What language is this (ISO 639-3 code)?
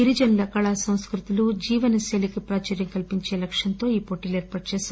tel